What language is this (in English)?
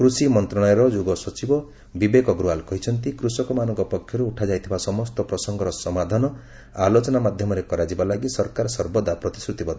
Odia